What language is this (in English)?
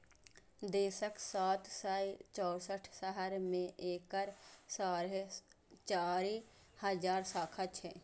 Maithili